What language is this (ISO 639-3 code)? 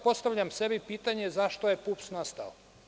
srp